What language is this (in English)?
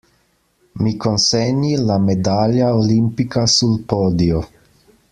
Italian